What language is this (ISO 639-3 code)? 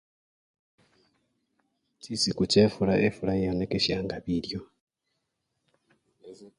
luy